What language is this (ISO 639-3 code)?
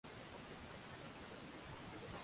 uzb